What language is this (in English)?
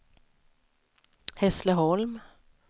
Swedish